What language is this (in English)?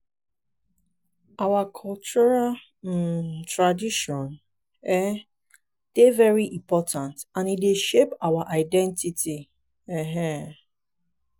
Nigerian Pidgin